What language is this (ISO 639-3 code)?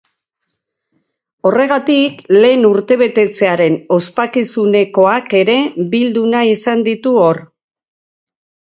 eus